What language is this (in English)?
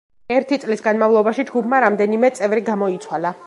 Georgian